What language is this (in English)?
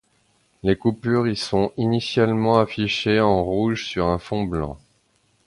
French